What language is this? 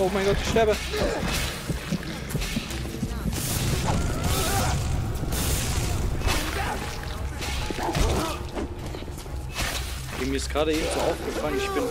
German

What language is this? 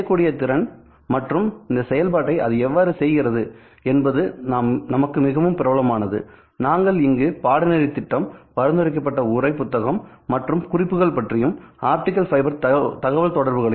Tamil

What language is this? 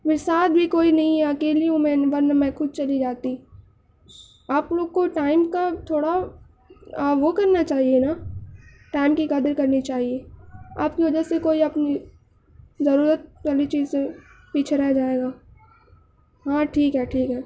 Urdu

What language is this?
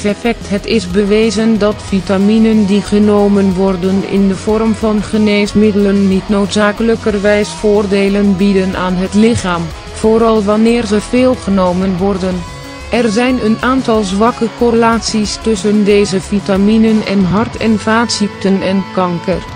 Dutch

